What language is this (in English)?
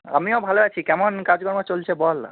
Bangla